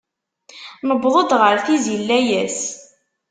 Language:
Kabyle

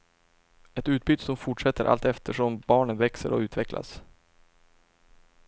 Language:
Swedish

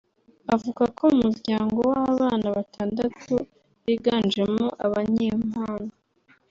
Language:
Kinyarwanda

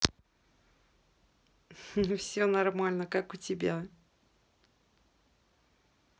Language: Russian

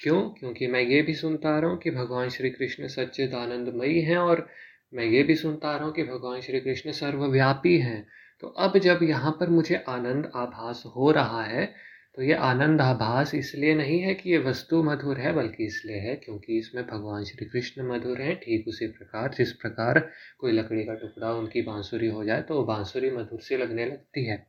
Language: Hindi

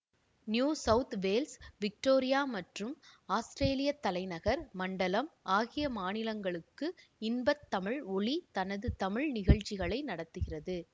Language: Tamil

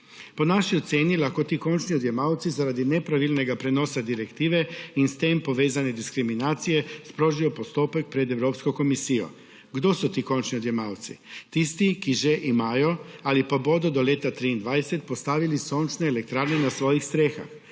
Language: Slovenian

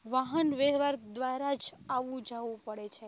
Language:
Gujarati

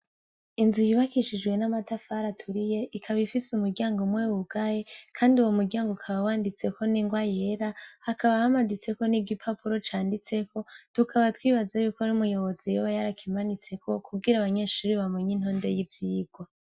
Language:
Rundi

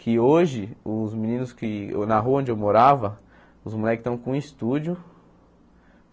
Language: Portuguese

